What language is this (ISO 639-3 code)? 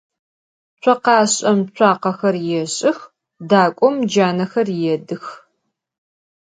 ady